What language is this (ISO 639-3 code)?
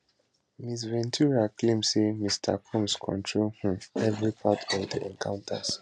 pcm